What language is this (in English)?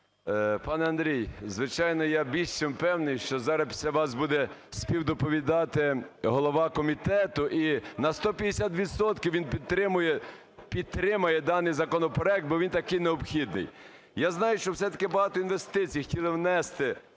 Ukrainian